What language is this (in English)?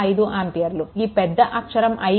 Telugu